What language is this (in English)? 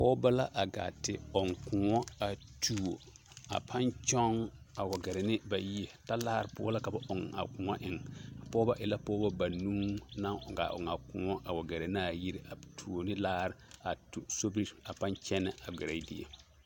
Southern Dagaare